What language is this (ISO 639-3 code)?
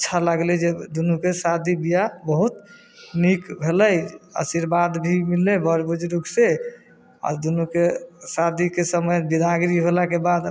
mai